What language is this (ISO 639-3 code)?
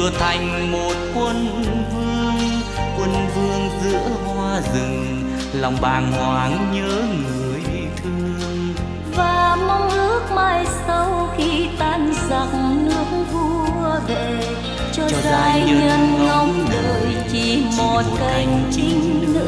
vie